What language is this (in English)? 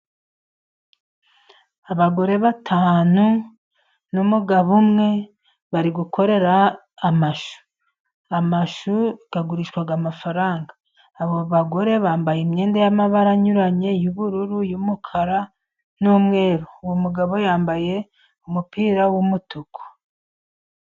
Kinyarwanda